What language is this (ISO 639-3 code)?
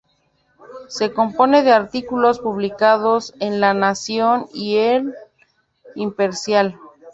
spa